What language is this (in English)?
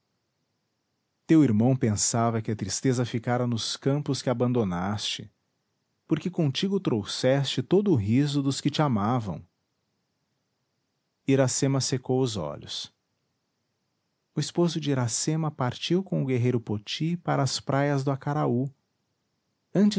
Portuguese